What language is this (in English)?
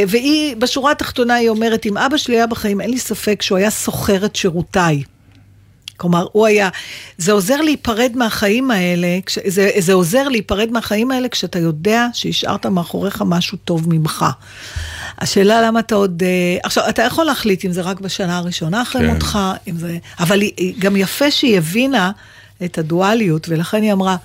Hebrew